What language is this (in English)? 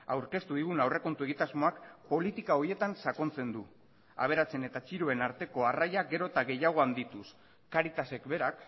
Basque